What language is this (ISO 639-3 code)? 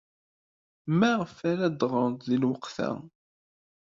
kab